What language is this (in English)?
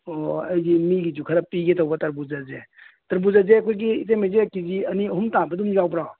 Manipuri